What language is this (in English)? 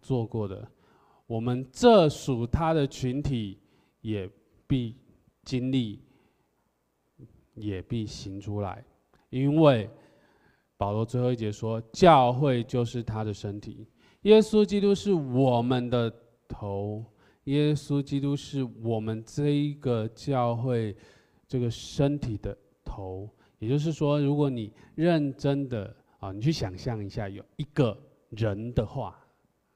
Chinese